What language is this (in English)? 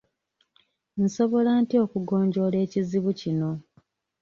Ganda